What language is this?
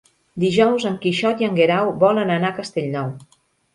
Catalan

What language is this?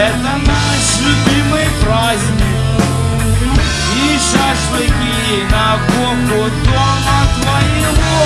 Russian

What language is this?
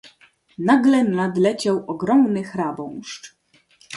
Polish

